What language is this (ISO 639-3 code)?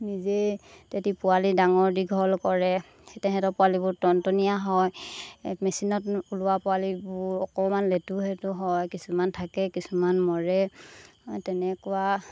asm